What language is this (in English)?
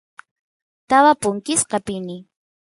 Santiago del Estero Quichua